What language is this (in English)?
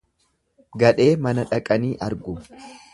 Oromo